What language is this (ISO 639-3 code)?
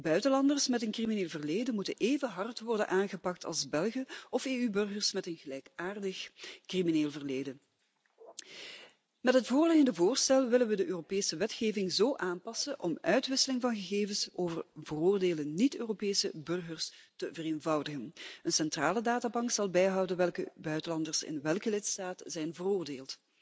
nld